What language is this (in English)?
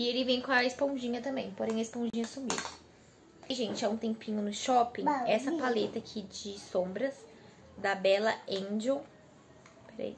Portuguese